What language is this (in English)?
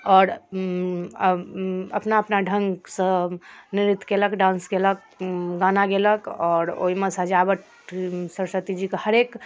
Maithili